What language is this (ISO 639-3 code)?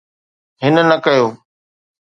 snd